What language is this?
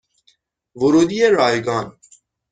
Persian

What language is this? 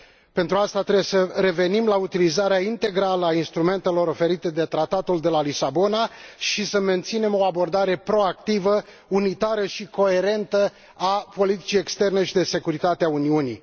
Romanian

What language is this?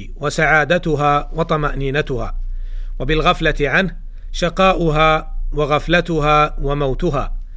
Arabic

